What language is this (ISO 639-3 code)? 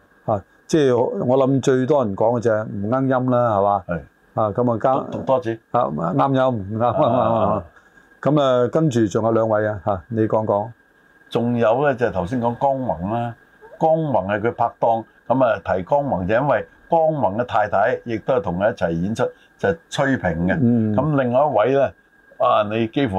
zho